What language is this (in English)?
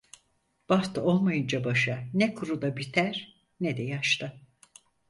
Turkish